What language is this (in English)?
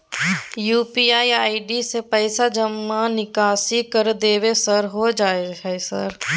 Maithili